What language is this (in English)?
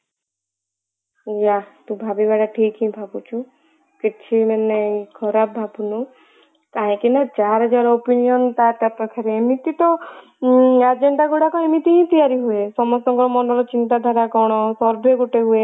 Odia